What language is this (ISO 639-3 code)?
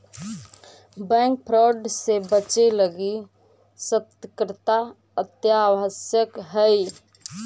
mag